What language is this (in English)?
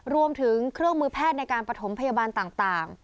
Thai